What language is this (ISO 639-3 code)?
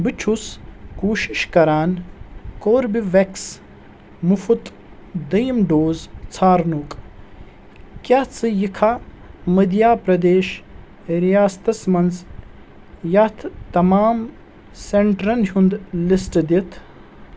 kas